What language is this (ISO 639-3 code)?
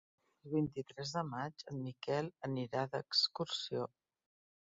cat